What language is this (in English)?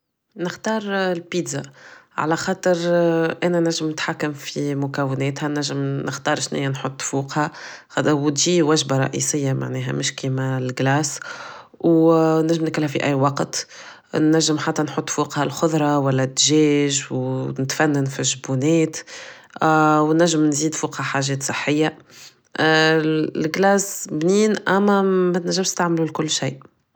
Tunisian Arabic